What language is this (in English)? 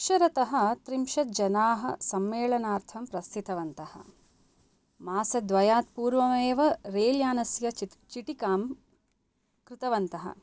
Sanskrit